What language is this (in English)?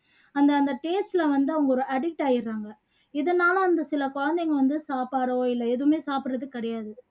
Tamil